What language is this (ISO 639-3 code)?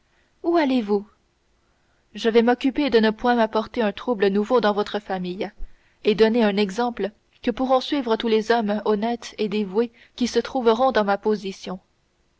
fra